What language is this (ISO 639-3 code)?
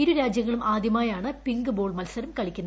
mal